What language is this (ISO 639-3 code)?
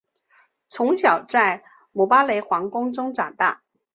zho